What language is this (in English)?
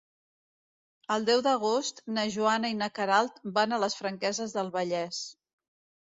Catalan